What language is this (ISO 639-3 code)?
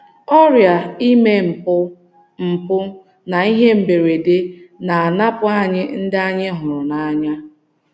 ibo